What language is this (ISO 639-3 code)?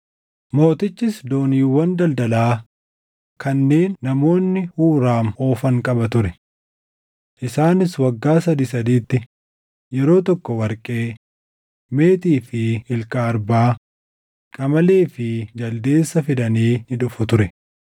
orm